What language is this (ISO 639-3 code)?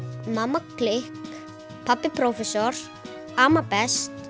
isl